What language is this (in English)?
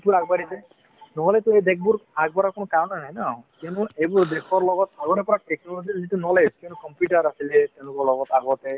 Assamese